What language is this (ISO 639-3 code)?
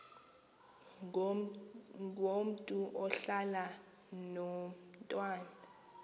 xho